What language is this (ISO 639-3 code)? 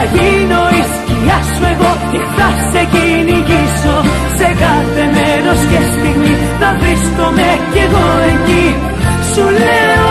ell